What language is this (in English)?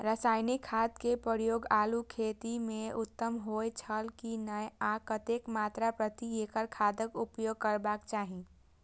Maithili